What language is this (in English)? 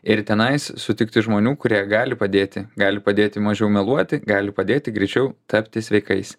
Lithuanian